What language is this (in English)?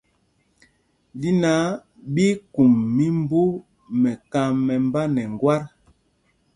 Mpumpong